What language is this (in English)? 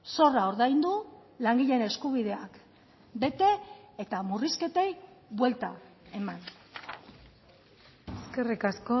Basque